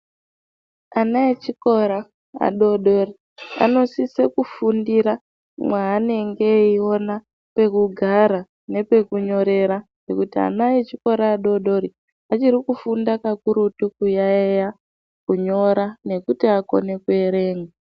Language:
Ndau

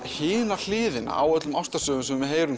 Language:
Icelandic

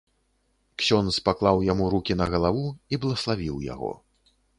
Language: Belarusian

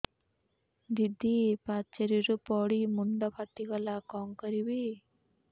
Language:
Odia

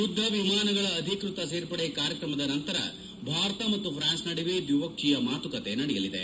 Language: Kannada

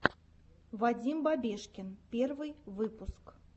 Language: Russian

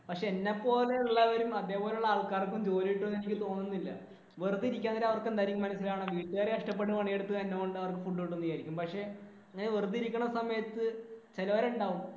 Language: Malayalam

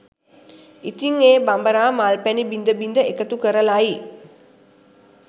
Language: Sinhala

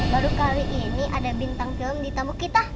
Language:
Indonesian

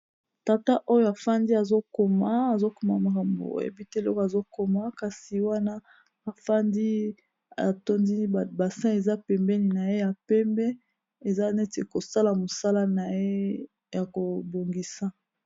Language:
Lingala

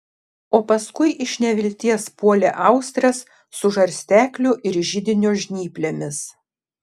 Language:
Lithuanian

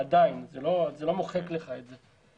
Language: Hebrew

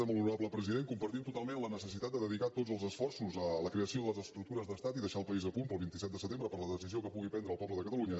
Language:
Catalan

